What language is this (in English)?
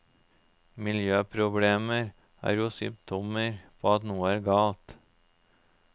Norwegian